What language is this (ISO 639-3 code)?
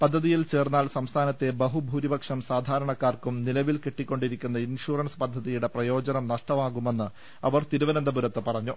mal